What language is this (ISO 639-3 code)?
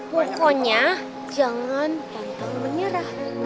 ind